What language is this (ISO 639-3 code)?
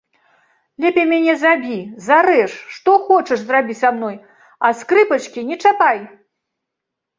bel